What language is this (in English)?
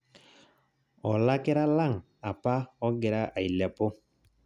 Masai